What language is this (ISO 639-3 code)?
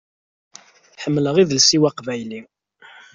kab